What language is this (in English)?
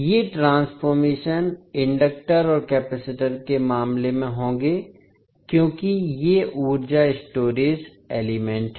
Hindi